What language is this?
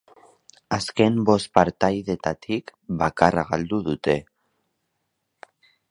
Basque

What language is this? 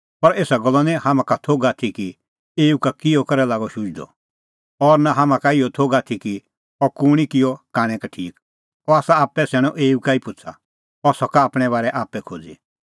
Kullu Pahari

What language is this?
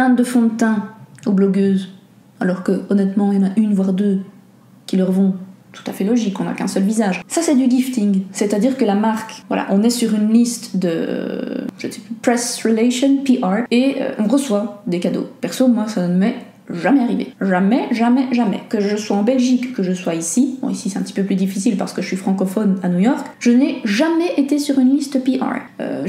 French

